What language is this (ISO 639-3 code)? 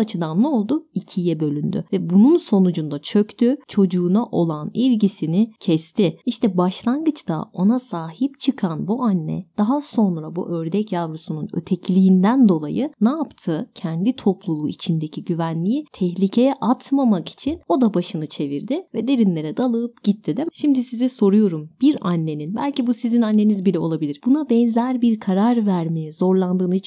tur